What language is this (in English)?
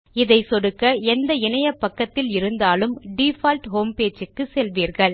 Tamil